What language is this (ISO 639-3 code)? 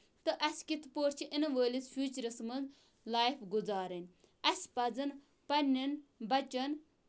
kas